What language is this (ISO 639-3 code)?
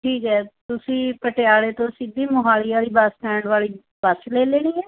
pan